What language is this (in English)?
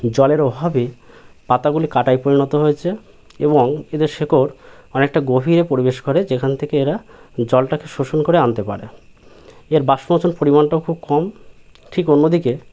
Bangla